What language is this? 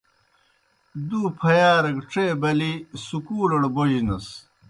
Kohistani Shina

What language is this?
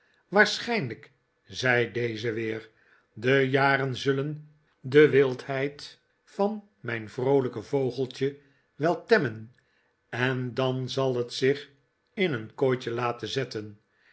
Dutch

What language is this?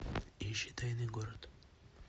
Russian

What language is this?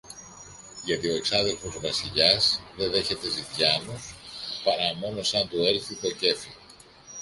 Greek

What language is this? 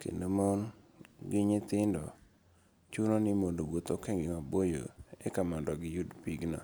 Luo (Kenya and Tanzania)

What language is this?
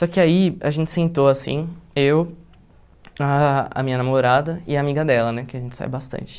Portuguese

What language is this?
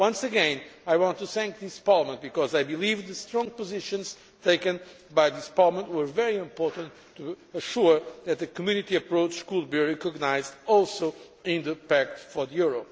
English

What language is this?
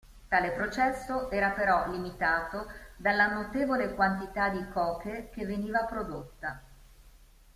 Italian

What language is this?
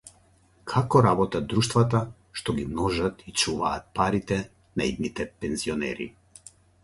Macedonian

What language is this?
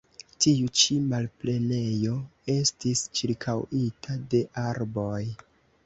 Esperanto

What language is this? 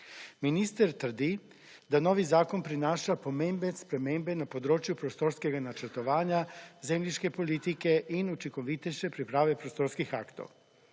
Slovenian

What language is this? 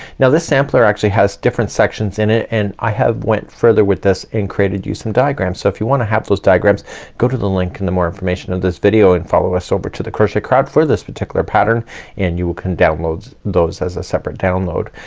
English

